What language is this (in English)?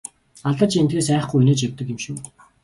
Mongolian